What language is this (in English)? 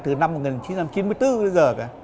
Vietnamese